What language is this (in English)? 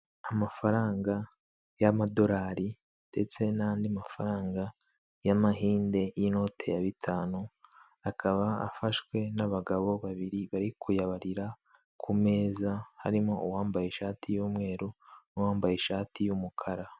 Kinyarwanda